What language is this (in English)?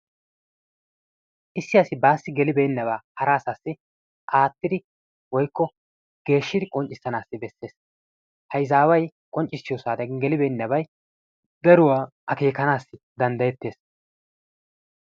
Wolaytta